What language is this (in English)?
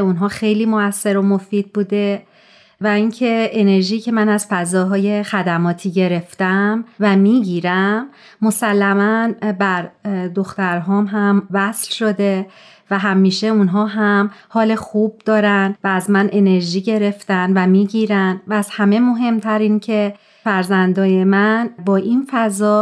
Persian